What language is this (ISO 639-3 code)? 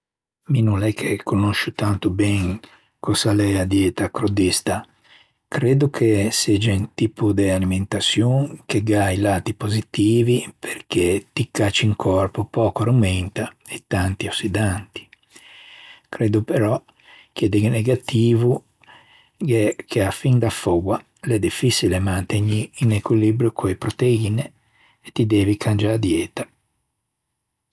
lij